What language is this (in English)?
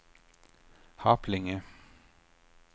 Swedish